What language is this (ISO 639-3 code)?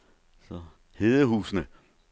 dan